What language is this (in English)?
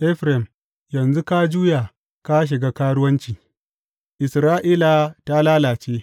Hausa